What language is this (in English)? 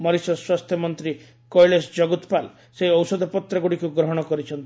Odia